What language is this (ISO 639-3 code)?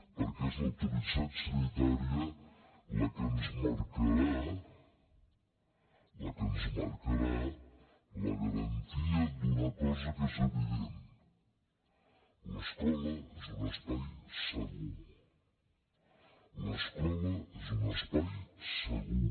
cat